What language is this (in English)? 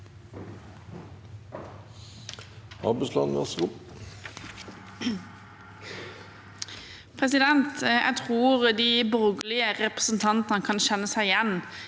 Norwegian